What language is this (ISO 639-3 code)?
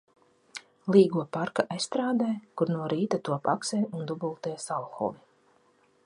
lav